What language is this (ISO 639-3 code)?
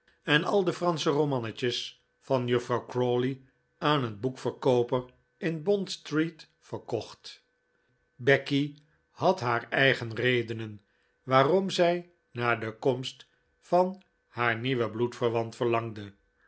nld